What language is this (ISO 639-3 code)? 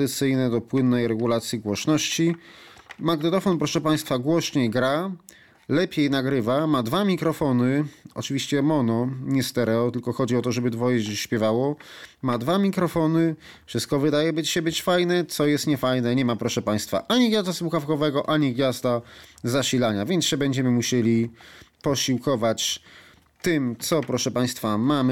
pol